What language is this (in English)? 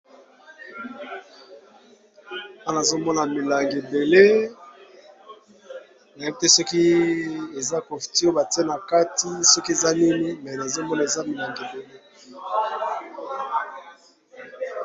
Lingala